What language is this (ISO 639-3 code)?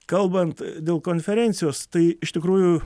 lit